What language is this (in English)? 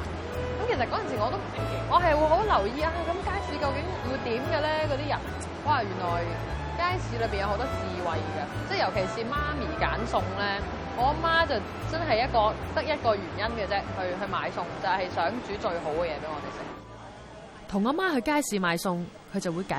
Chinese